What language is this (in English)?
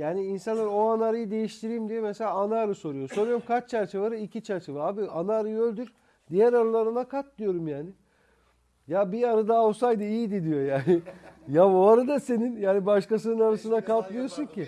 Turkish